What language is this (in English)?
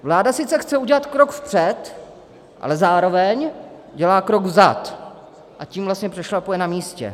Czech